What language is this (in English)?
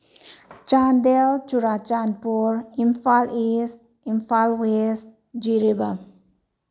Manipuri